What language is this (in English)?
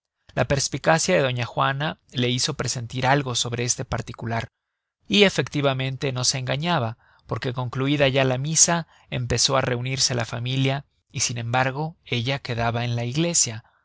Spanish